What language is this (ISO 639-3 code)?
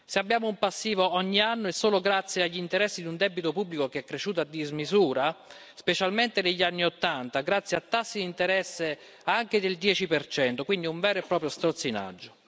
ita